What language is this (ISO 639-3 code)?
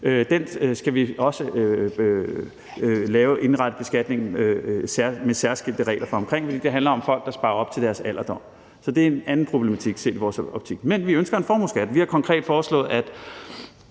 dan